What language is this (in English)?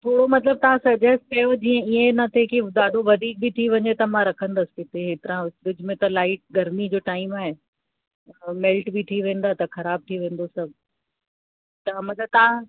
Sindhi